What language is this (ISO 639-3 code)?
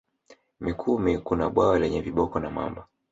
swa